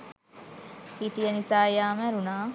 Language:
Sinhala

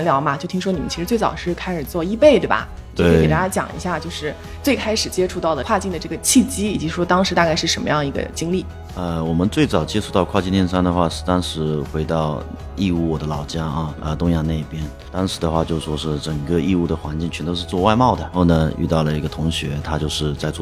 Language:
Chinese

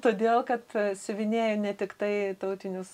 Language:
Lithuanian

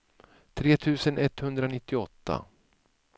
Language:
Swedish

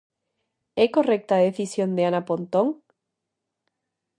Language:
Galician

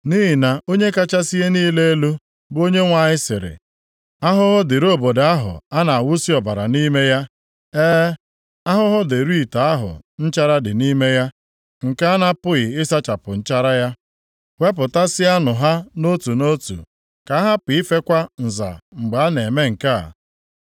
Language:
Igbo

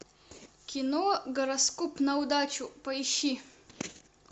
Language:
Russian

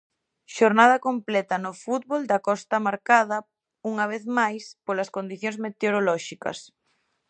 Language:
Galician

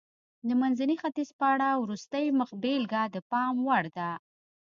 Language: Pashto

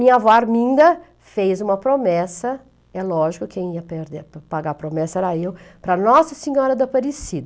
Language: Portuguese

